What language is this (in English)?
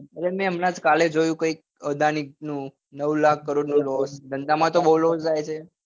Gujarati